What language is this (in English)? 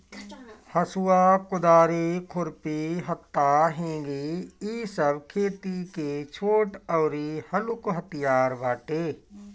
Bhojpuri